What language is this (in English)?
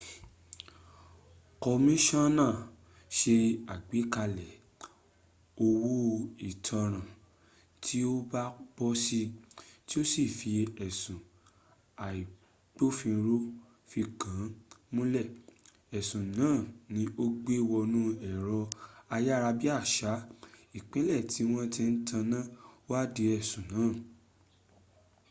Yoruba